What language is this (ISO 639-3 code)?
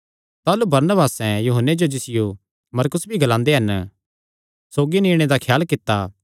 xnr